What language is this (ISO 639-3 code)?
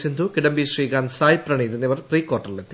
mal